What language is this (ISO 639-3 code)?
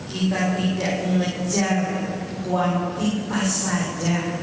ind